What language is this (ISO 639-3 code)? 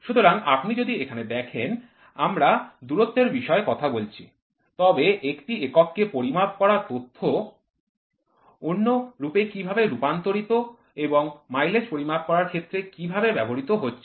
ben